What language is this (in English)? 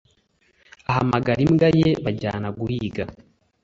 Kinyarwanda